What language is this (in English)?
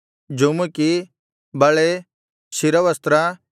Kannada